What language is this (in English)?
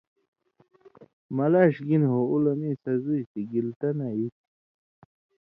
Indus Kohistani